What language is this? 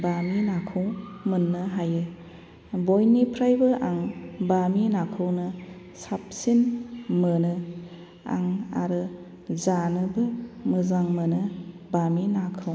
Bodo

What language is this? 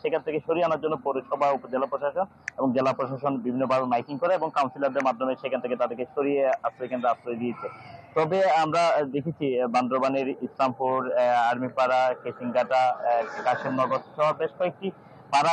Bangla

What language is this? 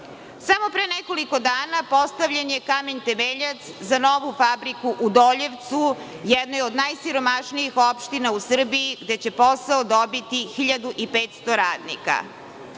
Serbian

